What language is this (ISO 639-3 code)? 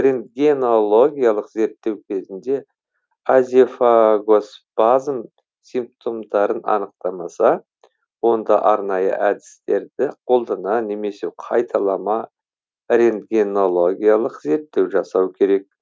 kaz